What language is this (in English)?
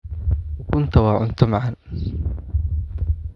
Somali